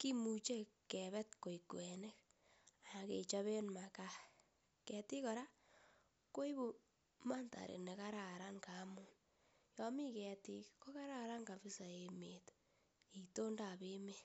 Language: Kalenjin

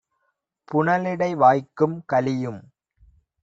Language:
Tamil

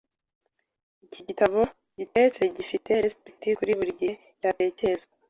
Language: Kinyarwanda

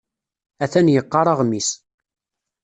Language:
Kabyle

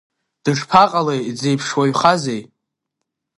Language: Abkhazian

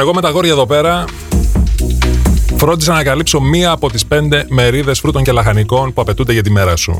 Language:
Greek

